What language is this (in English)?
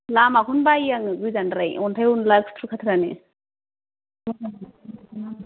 Bodo